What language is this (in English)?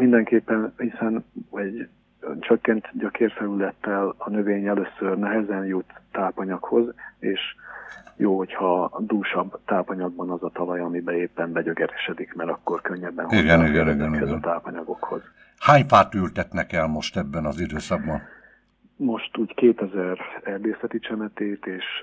Hungarian